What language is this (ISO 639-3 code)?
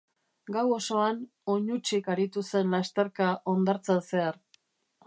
eus